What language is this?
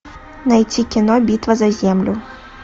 Russian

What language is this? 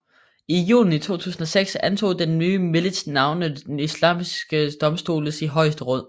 Danish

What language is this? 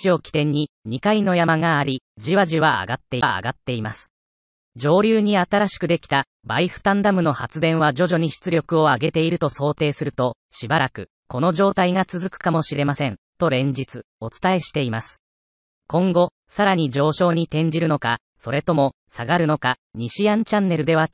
Japanese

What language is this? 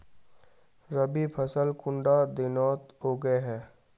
Magahi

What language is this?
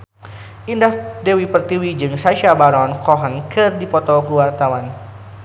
Sundanese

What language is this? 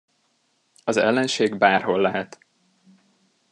Hungarian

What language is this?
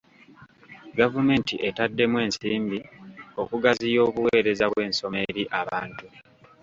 Ganda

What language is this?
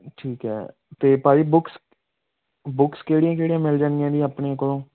Punjabi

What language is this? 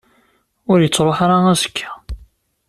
Kabyle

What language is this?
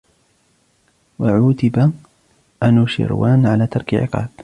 Arabic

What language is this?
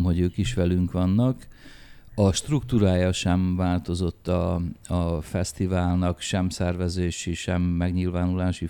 Hungarian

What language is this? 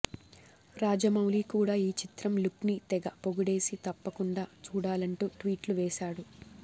Telugu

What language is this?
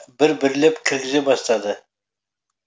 Kazakh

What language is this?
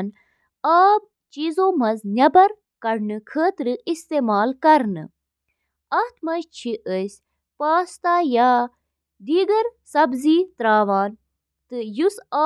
Kashmiri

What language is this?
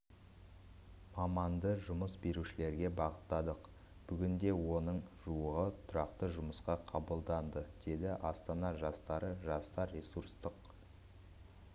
Kazakh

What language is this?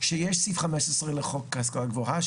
Hebrew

